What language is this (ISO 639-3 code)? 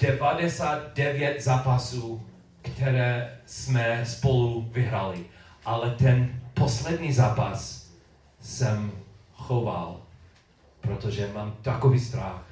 ces